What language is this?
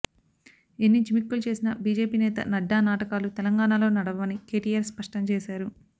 Telugu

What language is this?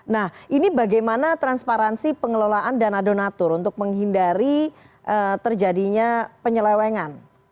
Indonesian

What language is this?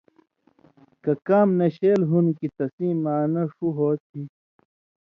Indus Kohistani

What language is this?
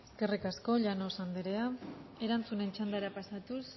Basque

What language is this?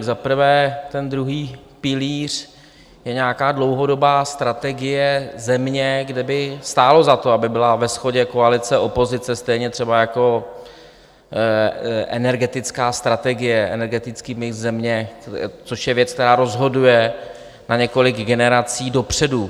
Czech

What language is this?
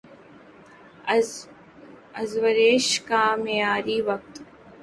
Urdu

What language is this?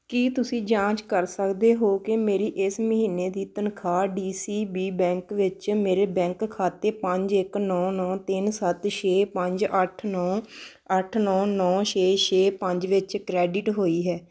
Punjabi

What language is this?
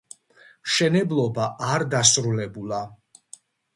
Georgian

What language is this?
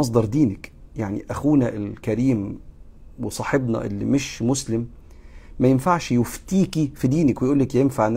Arabic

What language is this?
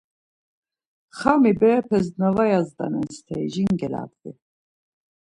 Laz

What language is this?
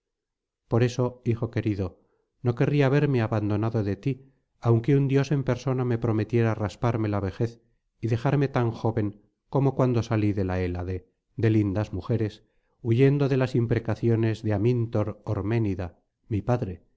Spanish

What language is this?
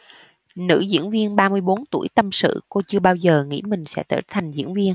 Vietnamese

